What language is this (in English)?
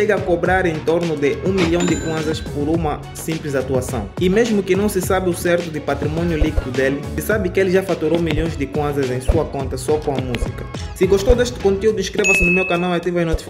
Portuguese